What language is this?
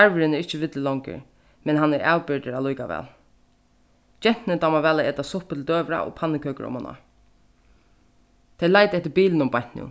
Faroese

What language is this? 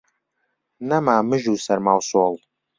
Central Kurdish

